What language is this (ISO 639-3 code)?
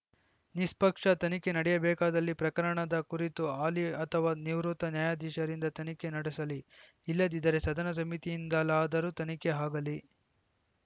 kan